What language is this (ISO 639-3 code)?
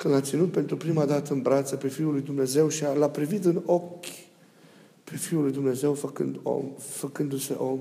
ron